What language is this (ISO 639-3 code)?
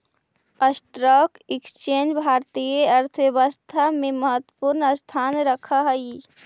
mag